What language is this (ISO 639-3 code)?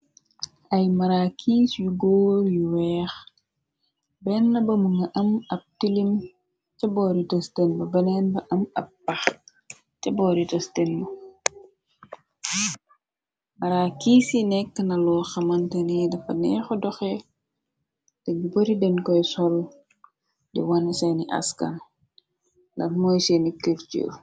wol